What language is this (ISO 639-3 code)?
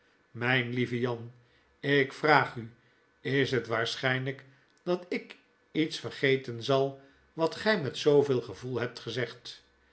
nld